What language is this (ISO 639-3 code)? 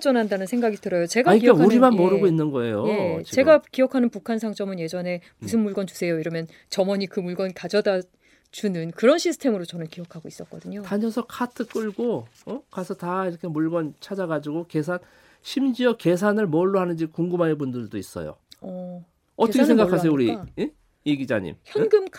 kor